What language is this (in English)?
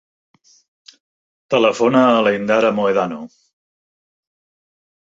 Catalan